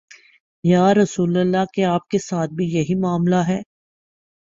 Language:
Urdu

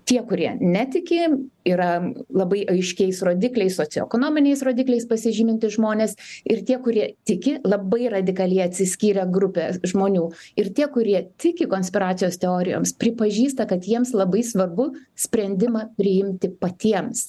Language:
Lithuanian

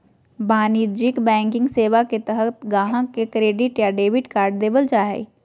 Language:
Magahi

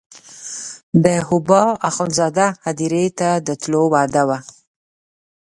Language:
Pashto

